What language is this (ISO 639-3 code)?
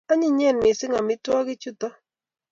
kln